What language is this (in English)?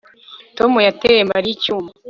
Kinyarwanda